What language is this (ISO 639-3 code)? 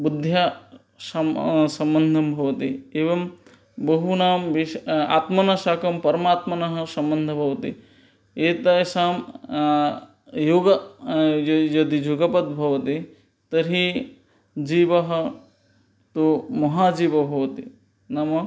san